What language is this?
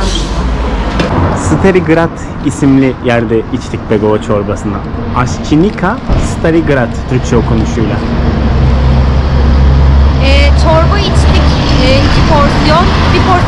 Turkish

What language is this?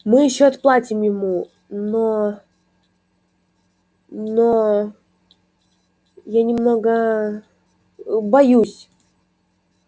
Russian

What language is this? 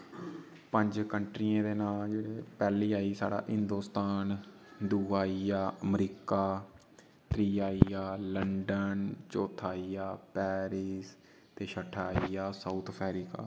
Dogri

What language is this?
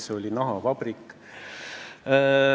Estonian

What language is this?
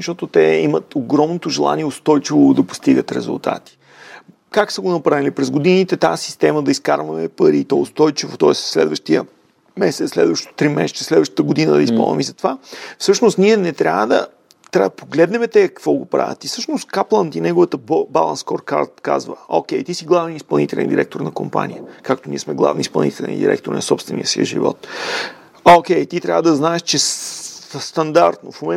Bulgarian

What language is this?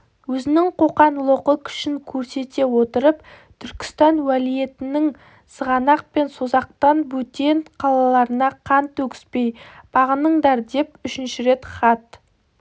Kazakh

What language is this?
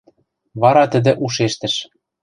Western Mari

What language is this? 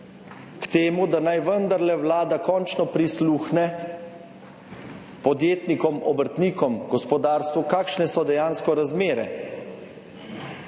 Slovenian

